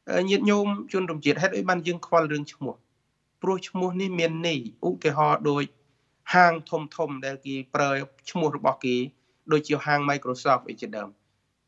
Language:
Thai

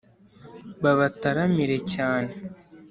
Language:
Kinyarwanda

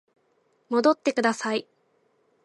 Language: Japanese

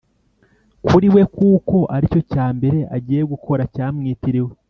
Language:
Kinyarwanda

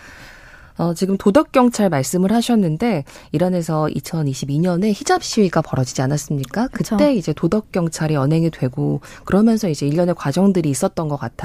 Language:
Korean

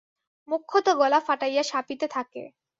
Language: Bangla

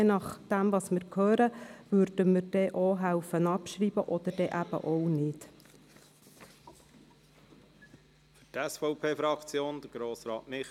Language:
Swiss German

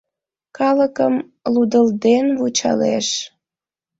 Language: Mari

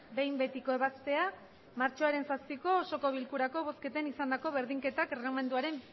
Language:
Basque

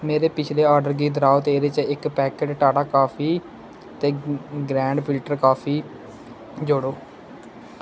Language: Dogri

